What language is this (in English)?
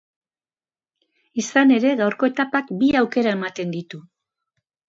Basque